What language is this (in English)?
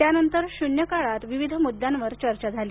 Marathi